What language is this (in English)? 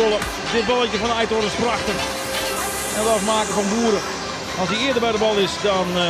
Dutch